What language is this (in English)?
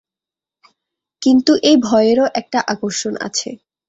Bangla